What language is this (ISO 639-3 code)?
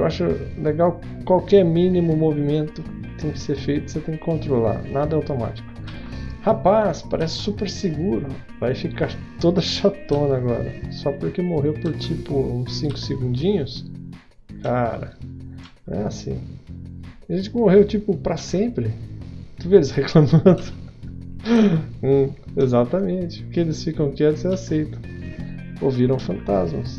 por